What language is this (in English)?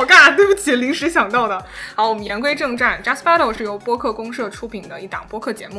Chinese